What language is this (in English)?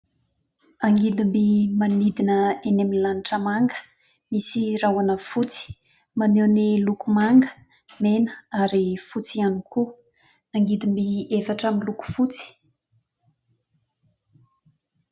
Malagasy